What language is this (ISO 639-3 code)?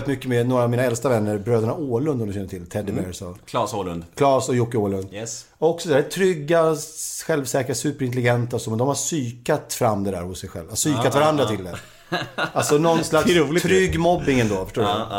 swe